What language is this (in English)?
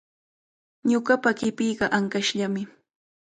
Cajatambo North Lima Quechua